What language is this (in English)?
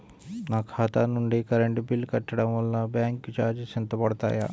Telugu